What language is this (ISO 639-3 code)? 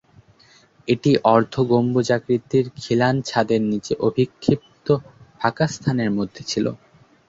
ben